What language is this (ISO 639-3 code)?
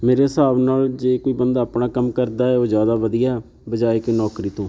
pan